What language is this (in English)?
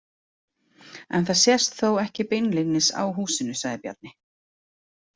Icelandic